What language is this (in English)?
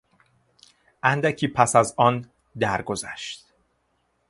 Persian